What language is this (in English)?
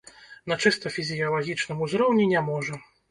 Belarusian